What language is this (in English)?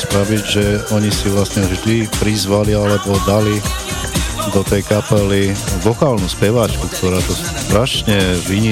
Slovak